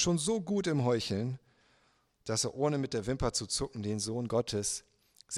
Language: German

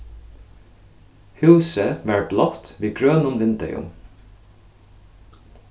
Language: Faroese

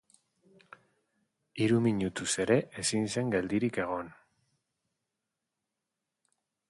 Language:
Basque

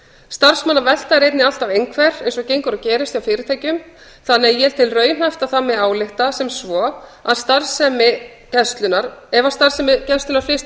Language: Icelandic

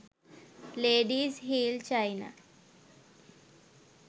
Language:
Sinhala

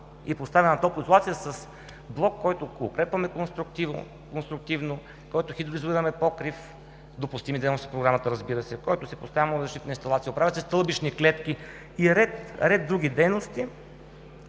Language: Bulgarian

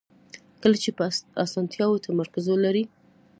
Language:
Pashto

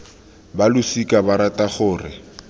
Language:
Tswana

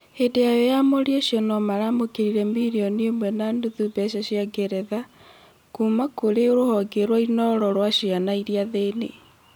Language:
Kikuyu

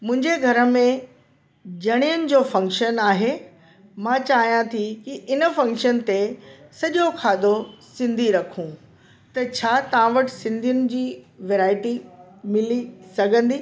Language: Sindhi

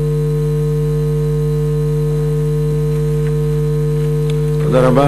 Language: Hebrew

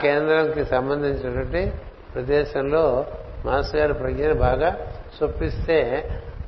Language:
Telugu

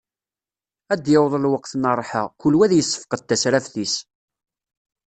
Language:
Kabyle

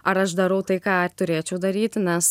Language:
Lithuanian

